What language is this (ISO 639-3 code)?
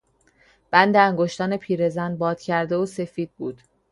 fas